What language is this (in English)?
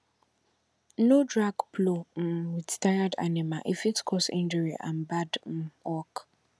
Nigerian Pidgin